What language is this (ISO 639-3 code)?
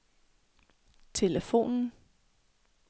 dan